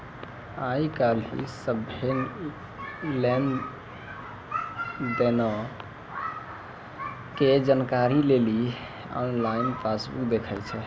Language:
Maithili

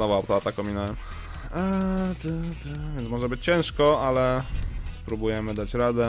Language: Polish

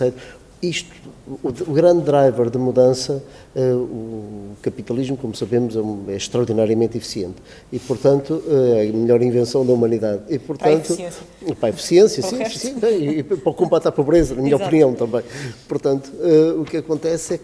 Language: Portuguese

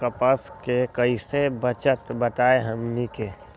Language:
Magahi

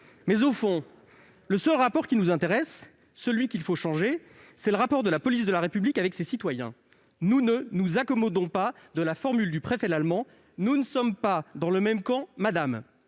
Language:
French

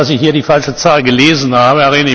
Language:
German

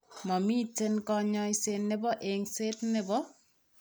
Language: Kalenjin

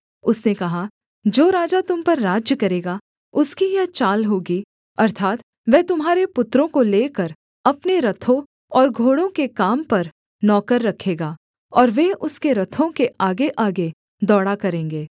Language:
Hindi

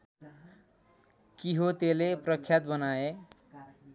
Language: Nepali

